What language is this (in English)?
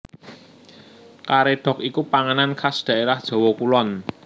Javanese